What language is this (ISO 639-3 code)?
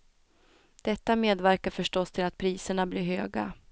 swe